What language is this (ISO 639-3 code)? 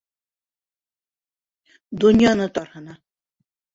bak